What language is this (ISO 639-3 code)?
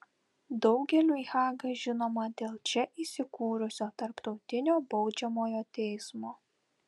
lit